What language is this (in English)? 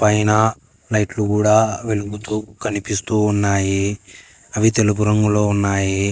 Telugu